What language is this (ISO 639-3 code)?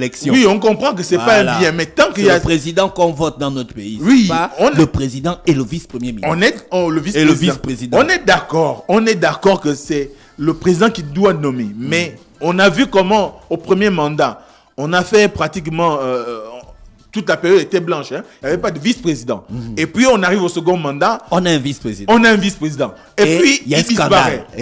fra